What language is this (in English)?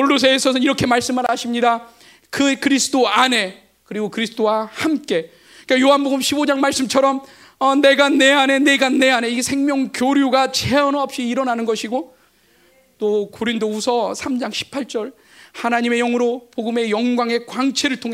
Korean